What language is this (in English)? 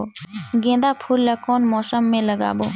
Chhattisgarhi